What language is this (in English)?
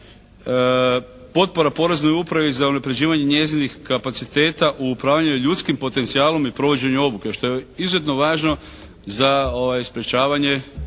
Croatian